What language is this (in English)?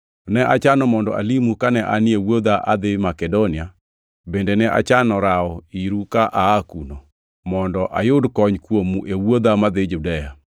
Luo (Kenya and Tanzania)